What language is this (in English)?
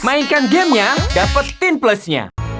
Indonesian